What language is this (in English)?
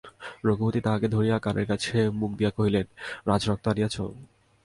Bangla